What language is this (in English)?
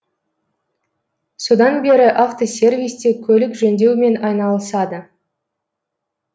Kazakh